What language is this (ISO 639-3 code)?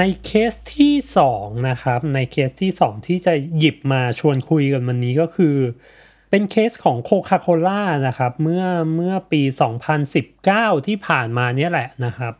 tha